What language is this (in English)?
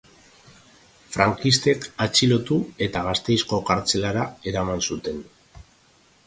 Basque